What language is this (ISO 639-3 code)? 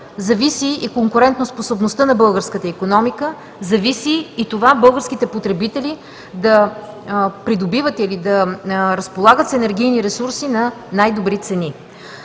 bul